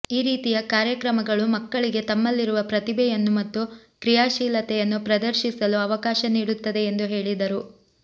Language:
Kannada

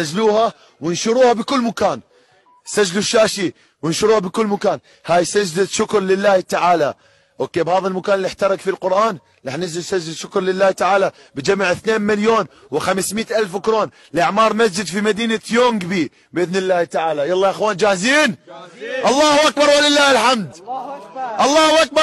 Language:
Arabic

